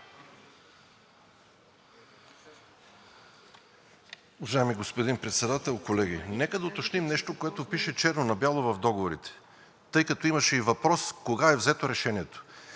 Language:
Bulgarian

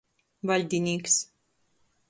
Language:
Latgalian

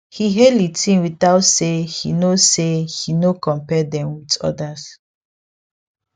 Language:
Nigerian Pidgin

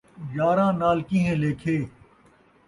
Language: Saraiki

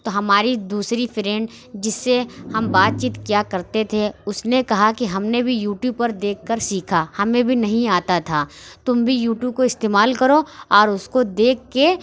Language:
Urdu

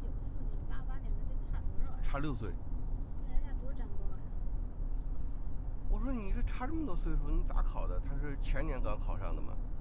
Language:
Chinese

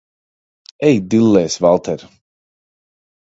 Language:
Latvian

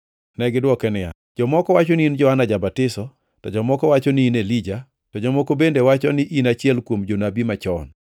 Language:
Luo (Kenya and Tanzania)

